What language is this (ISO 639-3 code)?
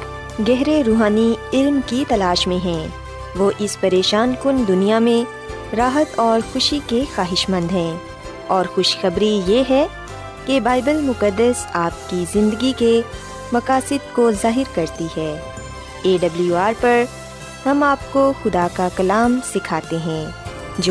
urd